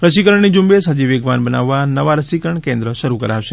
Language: Gujarati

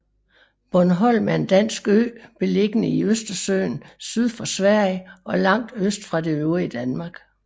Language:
Danish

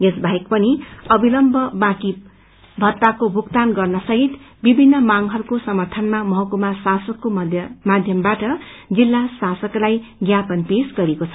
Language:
Nepali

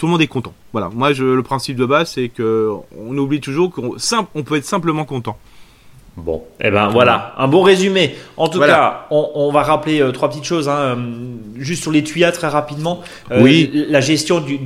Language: French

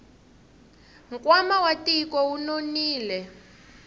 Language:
Tsonga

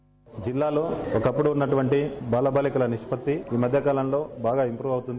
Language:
Telugu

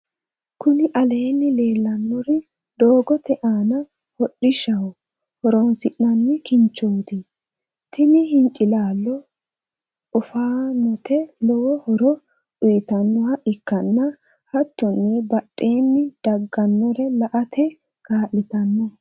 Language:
Sidamo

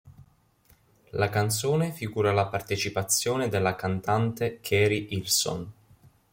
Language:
Italian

